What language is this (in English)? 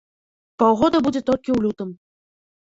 Belarusian